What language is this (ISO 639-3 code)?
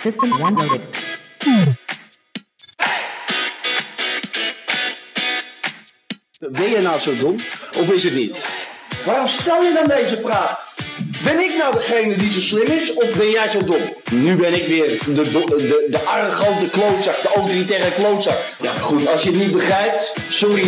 nld